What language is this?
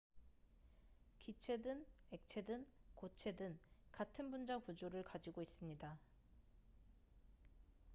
Korean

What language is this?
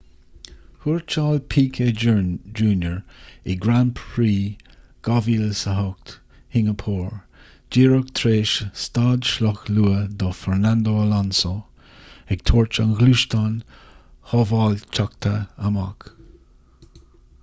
Irish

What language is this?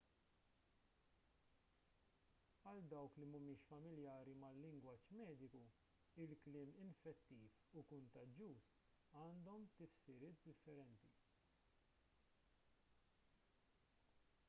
Maltese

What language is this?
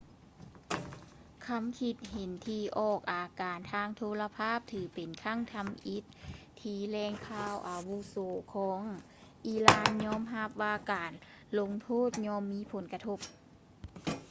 Lao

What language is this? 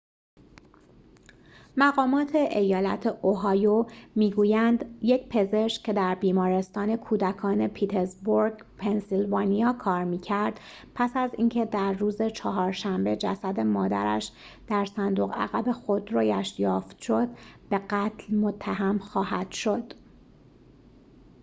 Persian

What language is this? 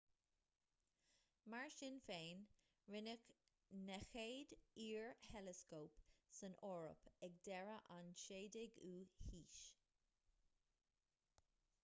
Irish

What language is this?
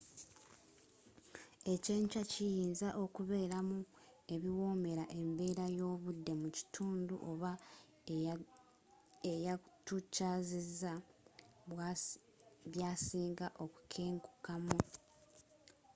Ganda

